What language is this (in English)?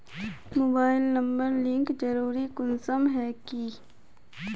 Magahi